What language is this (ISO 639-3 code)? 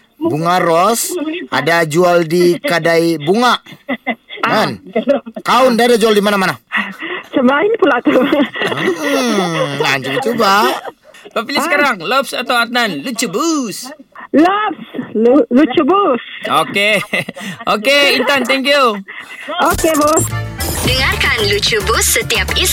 msa